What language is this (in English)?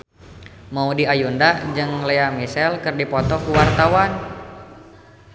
Sundanese